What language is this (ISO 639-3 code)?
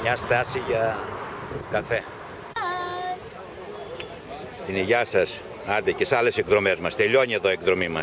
ell